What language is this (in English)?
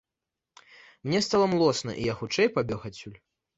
Belarusian